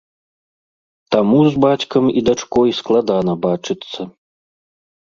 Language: Belarusian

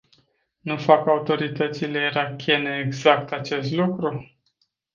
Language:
Romanian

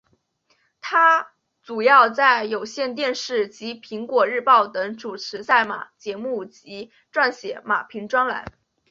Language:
Chinese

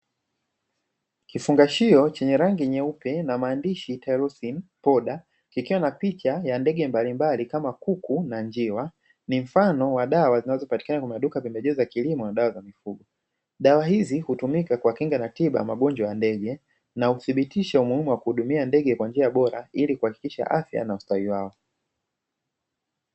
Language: Swahili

